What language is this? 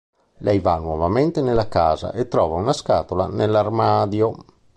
Italian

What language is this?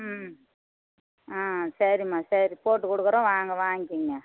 Tamil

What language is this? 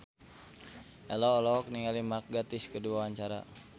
Sundanese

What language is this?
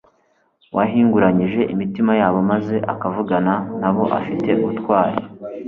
Kinyarwanda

